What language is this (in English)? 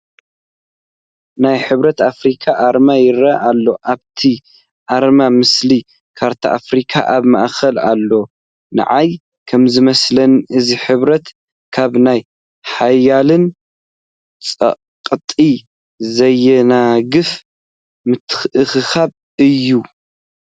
Tigrinya